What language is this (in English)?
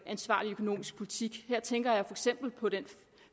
Danish